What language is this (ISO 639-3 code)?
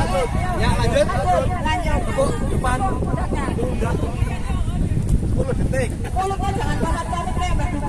ind